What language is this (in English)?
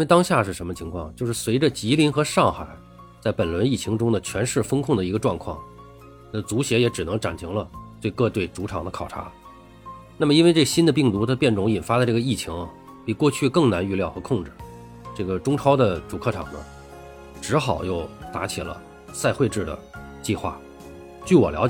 Chinese